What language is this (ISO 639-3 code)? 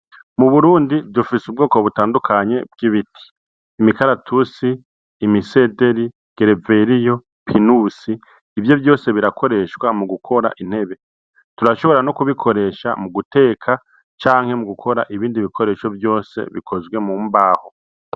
run